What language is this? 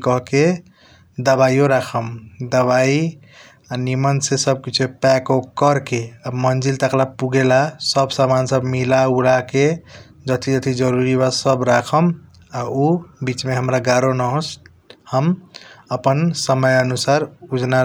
Kochila Tharu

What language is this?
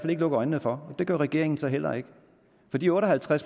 Danish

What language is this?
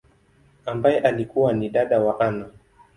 Swahili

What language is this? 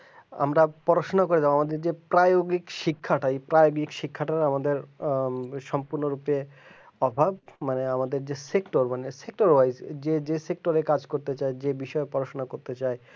Bangla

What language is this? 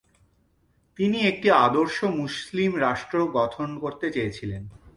Bangla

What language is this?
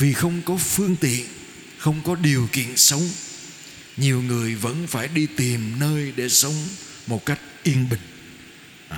Vietnamese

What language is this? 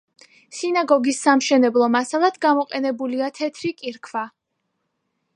Georgian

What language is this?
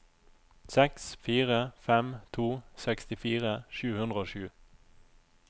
Norwegian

